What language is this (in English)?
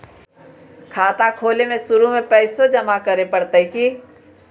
Magahi